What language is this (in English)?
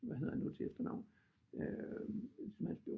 Danish